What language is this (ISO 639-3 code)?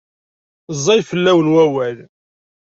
kab